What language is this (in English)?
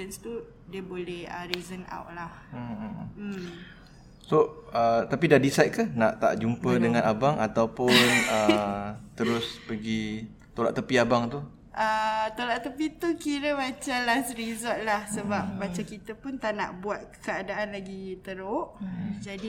Malay